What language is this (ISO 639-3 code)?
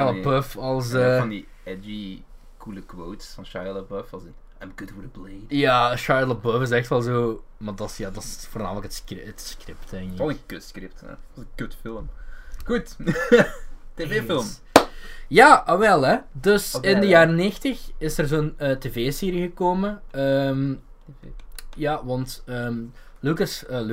nld